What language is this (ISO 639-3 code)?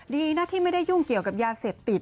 tha